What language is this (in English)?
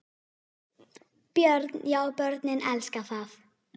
Icelandic